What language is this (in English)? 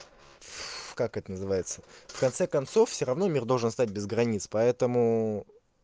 Russian